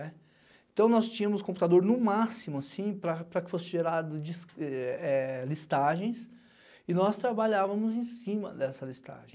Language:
Portuguese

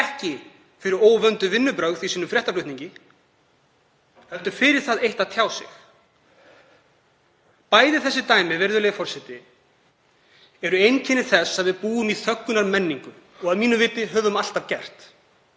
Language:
Icelandic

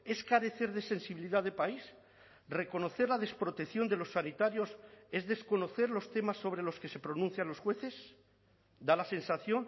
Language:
Spanish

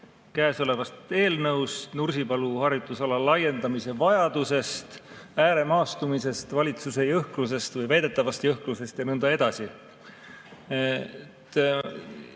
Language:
Estonian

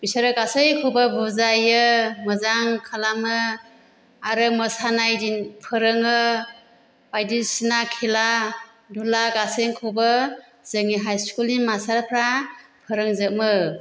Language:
Bodo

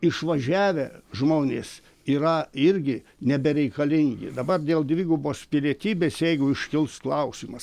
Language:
Lithuanian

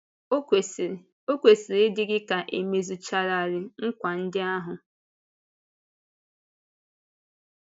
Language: Igbo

